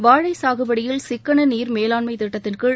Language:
Tamil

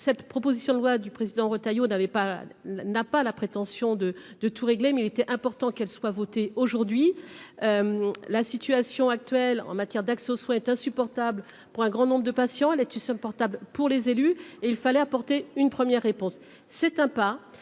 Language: French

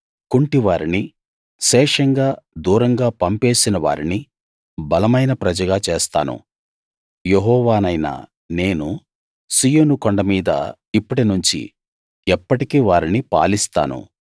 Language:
Telugu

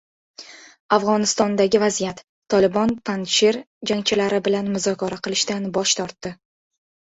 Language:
Uzbek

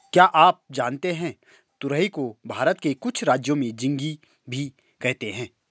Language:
Hindi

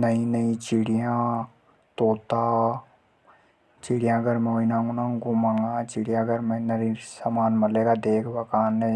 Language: Hadothi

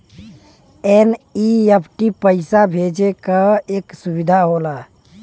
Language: Bhojpuri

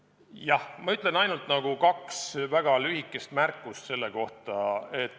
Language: Estonian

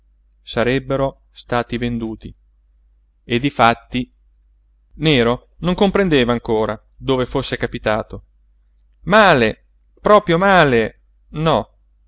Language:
Italian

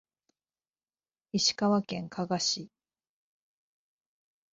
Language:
Japanese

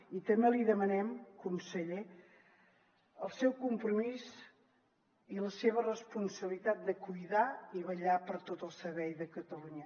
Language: Catalan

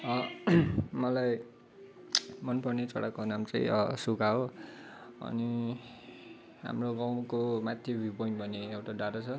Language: Nepali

